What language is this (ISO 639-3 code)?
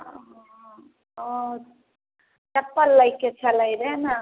mai